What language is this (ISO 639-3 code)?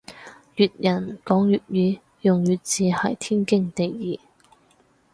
yue